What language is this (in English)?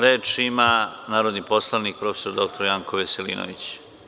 Serbian